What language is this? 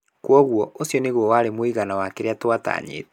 Kikuyu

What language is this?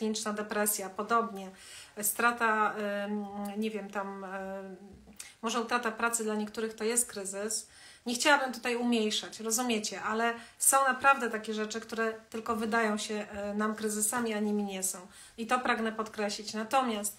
Polish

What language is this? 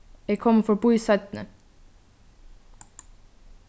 Faroese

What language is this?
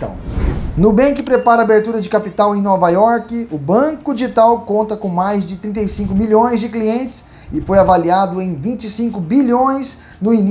Portuguese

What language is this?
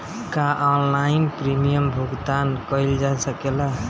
Bhojpuri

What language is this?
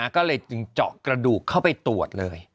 Thai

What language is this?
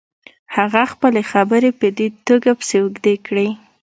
Pashto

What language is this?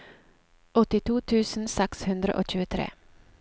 Norwegian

